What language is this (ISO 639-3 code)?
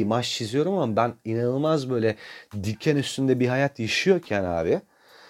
tur